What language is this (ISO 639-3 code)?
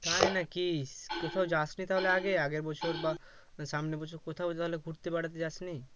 ben